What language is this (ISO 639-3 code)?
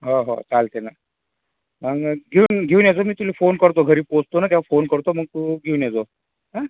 mar